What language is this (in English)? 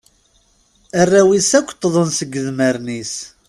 Kabyle